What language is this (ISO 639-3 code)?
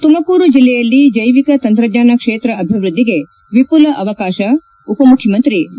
kan